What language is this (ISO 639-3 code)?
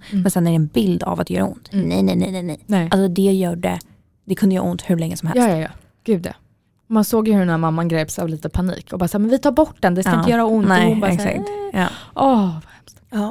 swe